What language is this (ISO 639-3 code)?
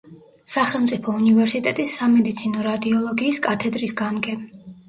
kat